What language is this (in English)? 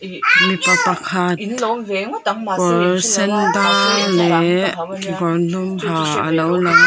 Mizo